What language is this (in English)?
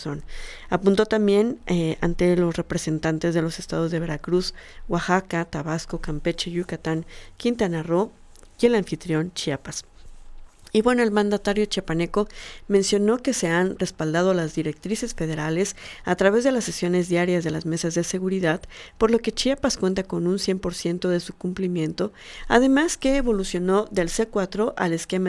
Spanish